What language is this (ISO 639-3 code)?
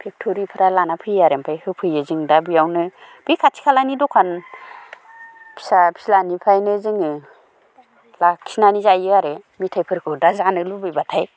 brx